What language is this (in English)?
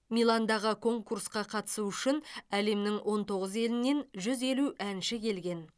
Kazakh